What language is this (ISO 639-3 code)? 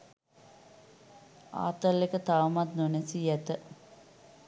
sin